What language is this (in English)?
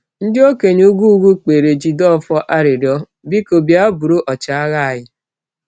Igbo